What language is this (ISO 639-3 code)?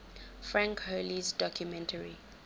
eng